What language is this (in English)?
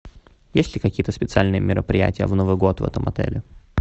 Russian